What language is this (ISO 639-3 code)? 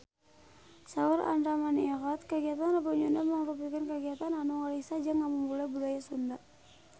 sun